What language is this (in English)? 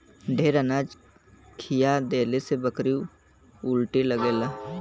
Bhojpuri